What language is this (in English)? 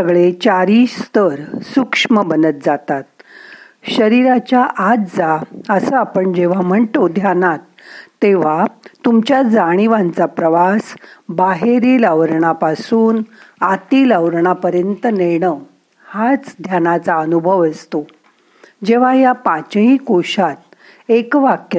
Marathi